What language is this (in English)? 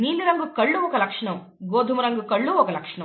Telugu